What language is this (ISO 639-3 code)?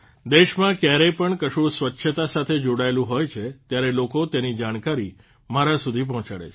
guj